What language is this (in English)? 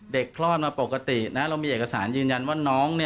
Thai